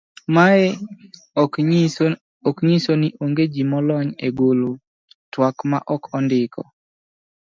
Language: Luo (Kenya and Tanzania)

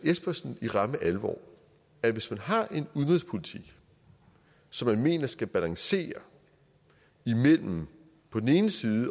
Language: Danish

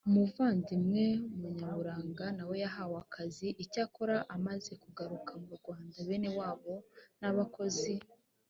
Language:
Kinyarwanda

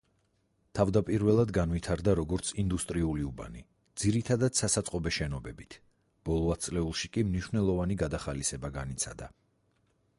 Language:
Georgian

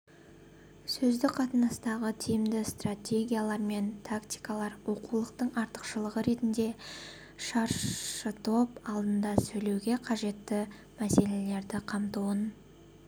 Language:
Kazakh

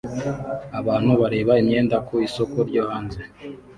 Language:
Kinyarwanda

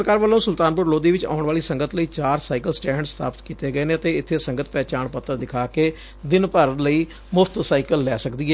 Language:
Punjabi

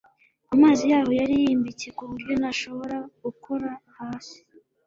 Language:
Kinyarwanda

